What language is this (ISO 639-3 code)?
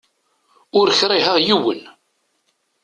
kab